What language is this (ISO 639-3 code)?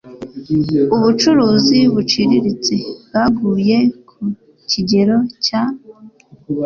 kin